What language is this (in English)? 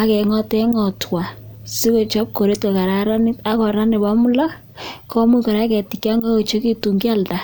Kalenjin